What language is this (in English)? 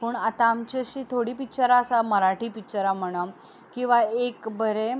Konkani